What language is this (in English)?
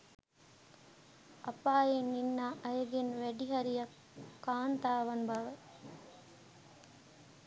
Sinhala